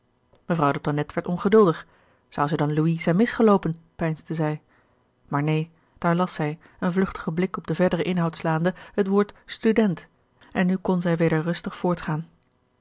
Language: Dutch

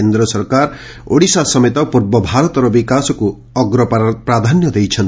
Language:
Odia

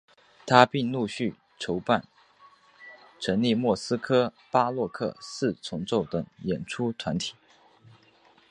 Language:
Chinese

